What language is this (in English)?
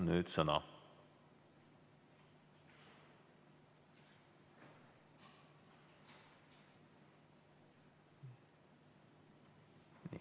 Estonian